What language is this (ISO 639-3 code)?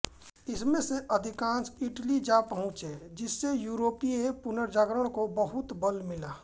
hin